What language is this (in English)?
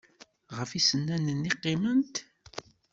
Kabyle